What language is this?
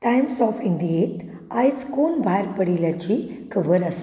Konkani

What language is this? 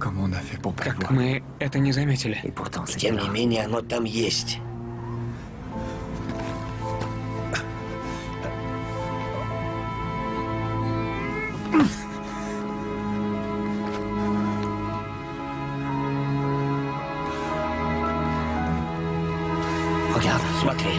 Russian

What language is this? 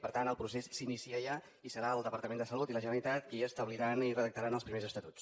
Catalan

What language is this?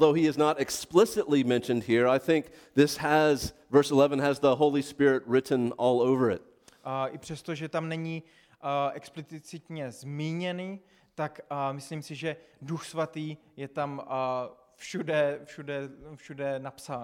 Czech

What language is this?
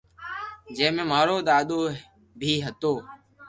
Loarki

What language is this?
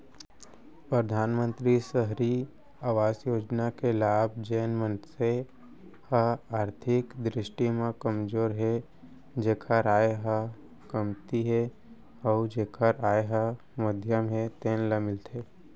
Chhattisgarhi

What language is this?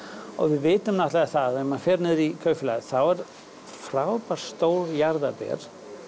Icelandic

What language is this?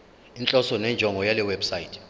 Zulu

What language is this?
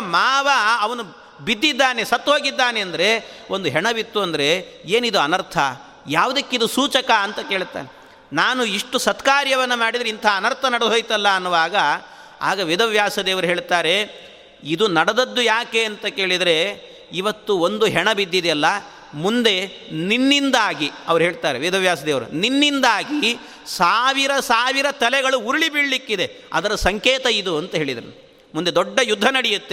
Kannada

